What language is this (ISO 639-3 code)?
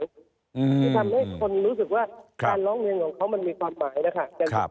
tha